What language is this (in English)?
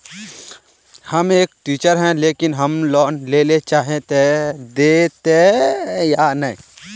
Magahi